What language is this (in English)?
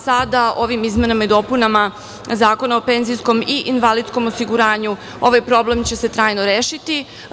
Serbian